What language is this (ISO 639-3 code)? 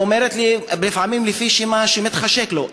heb